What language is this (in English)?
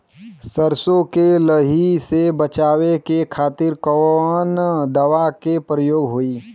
Bhojpuri